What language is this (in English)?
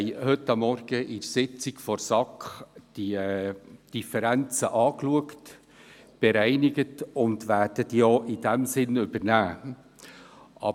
Swiss German